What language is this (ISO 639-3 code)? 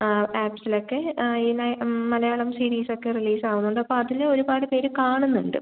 mal